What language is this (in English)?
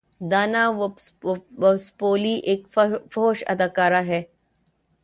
Urdu